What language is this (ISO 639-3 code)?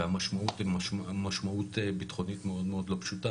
heb